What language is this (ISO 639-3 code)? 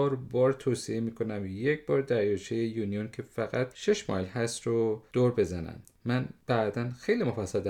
fas